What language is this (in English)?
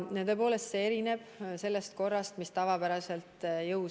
Estonian